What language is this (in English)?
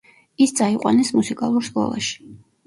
Georgian